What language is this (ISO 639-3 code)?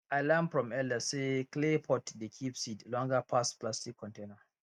pcm